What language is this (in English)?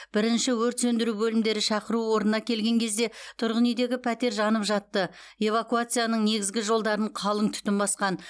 Kazakh